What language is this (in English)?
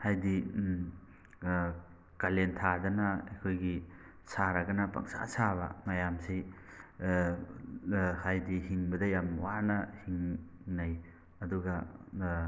Manipuri